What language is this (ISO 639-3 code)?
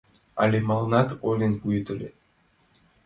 chm